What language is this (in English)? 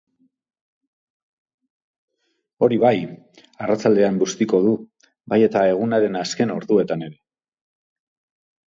Basque